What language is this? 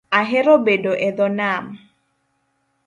Luo (Kenya and Tanzania)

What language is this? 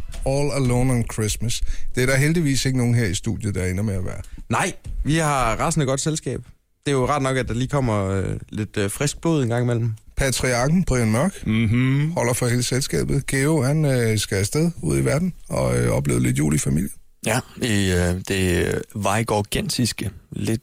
Danish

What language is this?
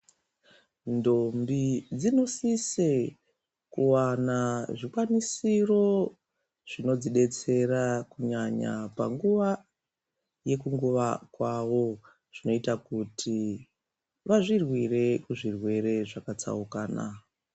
Ndau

